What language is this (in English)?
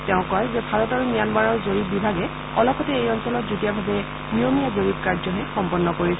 Assamese